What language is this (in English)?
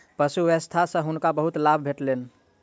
Maithili